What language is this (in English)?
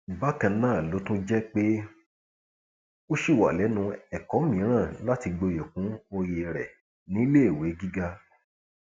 Yoruba